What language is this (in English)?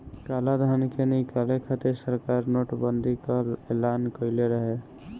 Bhojpuri